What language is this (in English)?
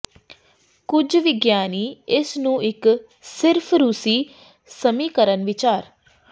Punjabi